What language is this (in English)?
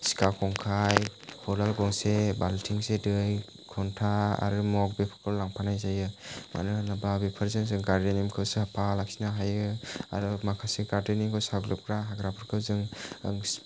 Bodo